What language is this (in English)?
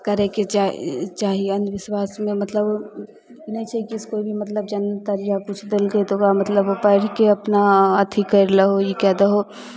Maithili